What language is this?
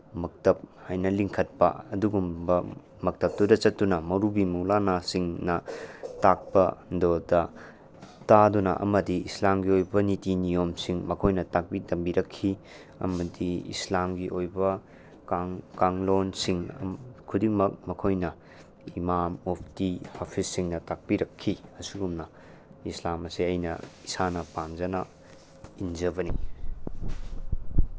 Manipuri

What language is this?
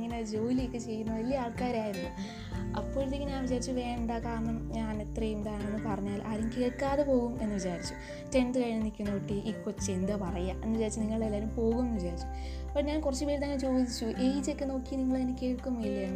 Malayalam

